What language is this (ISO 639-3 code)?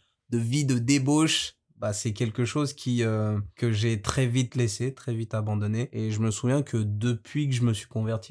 fra